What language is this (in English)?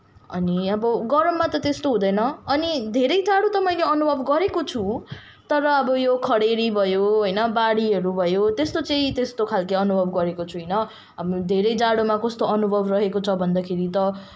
Nepali